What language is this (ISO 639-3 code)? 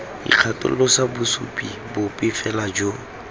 tsn